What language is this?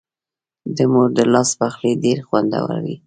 Pashto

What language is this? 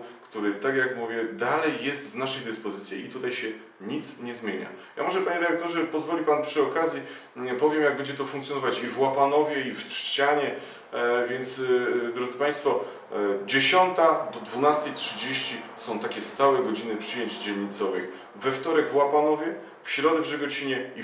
Polish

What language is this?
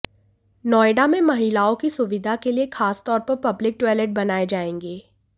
Hindi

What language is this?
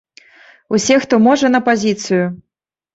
Belarusian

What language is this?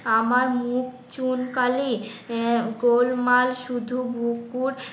Bangla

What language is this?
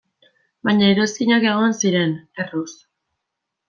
Basque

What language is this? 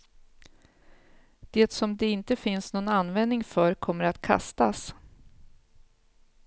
Swedish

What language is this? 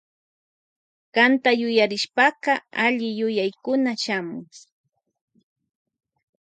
Loja Highland Quichua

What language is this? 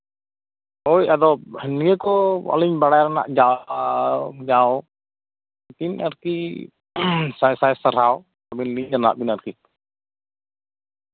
Santali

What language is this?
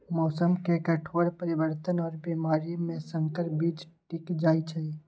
Magahi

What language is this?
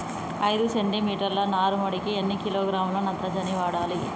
Telugu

